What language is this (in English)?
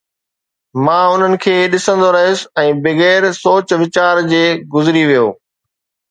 Sindhi